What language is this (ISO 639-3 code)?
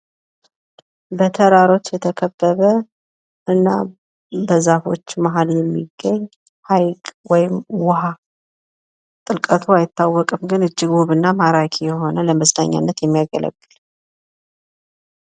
amh